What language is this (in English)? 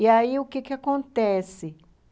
Portuguese